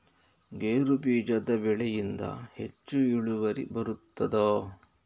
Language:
Kannada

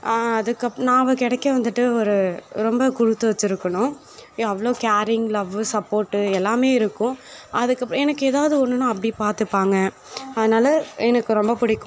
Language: Tamil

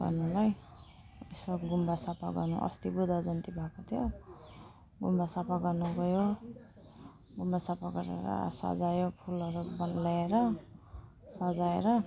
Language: Nepali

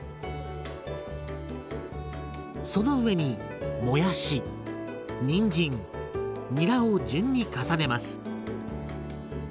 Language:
Japanese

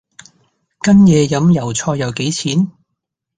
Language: Cantonese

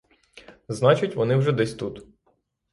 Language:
Ukrainian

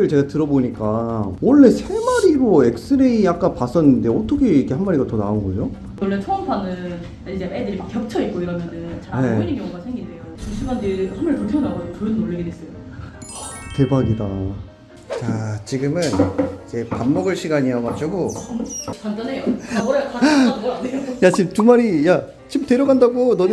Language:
Korean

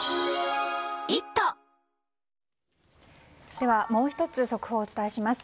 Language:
Japanese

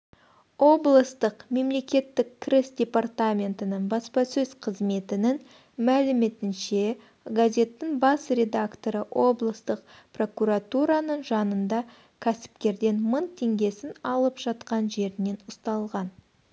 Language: Kazakh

